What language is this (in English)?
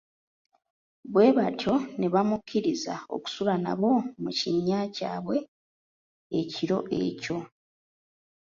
Ganda